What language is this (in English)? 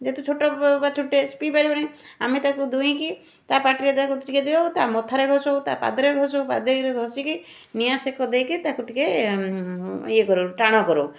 Odia